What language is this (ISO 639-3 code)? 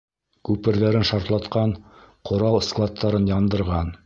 bak